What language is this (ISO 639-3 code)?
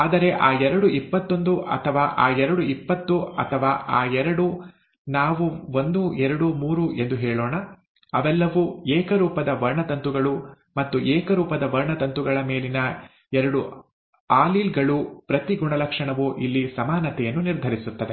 kan